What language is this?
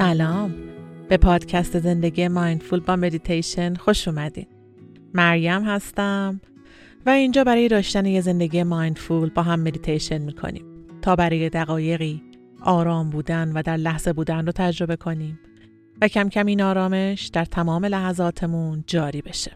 Persian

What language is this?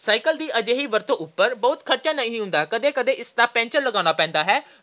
Punjabi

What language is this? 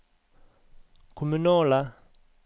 Norwegian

